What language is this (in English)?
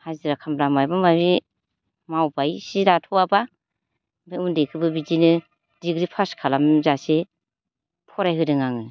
Bodo